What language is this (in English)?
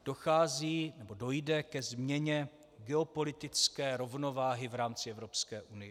Czech